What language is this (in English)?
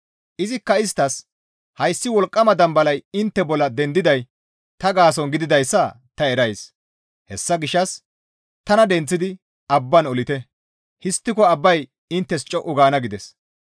Gamo